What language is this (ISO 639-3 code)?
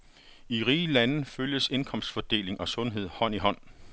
dan